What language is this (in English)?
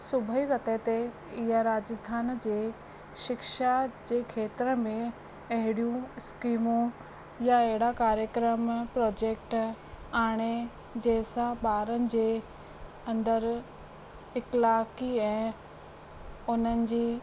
Sindhi